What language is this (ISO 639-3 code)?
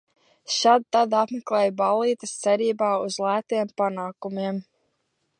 lav